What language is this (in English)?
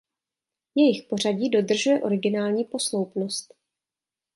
Czech